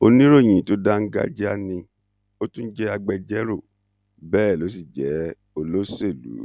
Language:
Yoruba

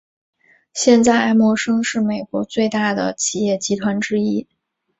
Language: Chinese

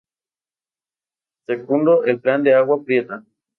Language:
Spanish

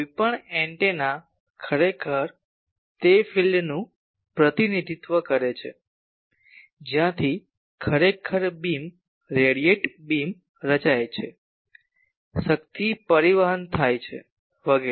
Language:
Gujarati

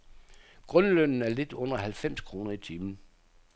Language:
Danish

